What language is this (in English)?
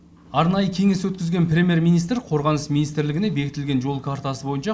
Kazakh